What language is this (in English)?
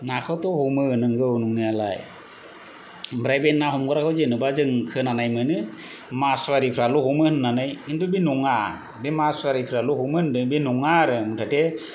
Bodo